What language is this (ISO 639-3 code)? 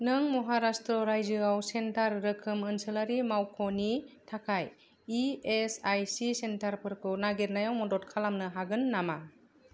brx